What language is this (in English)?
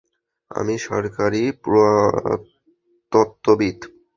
Bangla